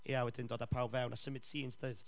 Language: Welsh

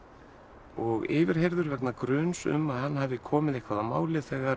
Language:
Icelandic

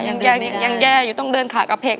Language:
Thai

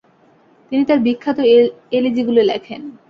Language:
Bangla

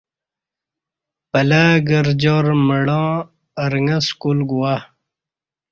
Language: Kati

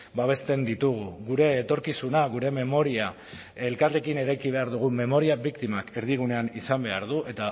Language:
Basque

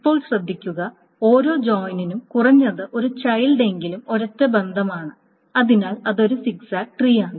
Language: Malayalam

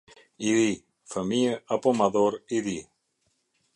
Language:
Albanian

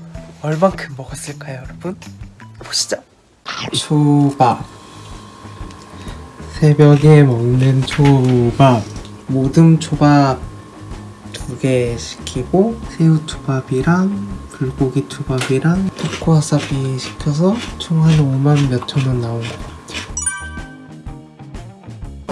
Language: Korean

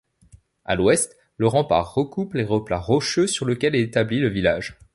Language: French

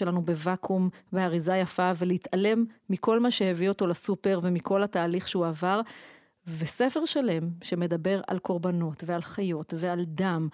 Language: Hebrew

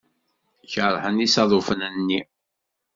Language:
Kabyle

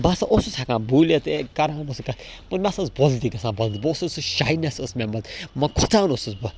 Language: Kashmiri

